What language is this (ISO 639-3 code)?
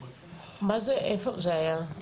heb